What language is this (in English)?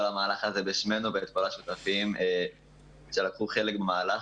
Hebrew